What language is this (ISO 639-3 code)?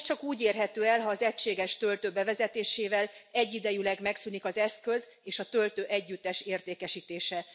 hun